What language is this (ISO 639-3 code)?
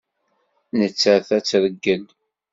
kab